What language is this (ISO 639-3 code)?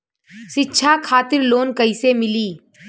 bho